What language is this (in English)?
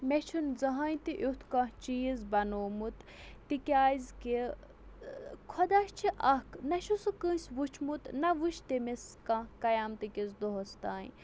Kashmiri